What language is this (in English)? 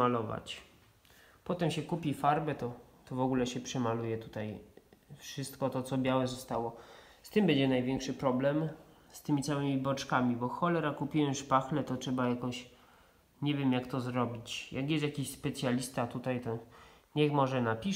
Polish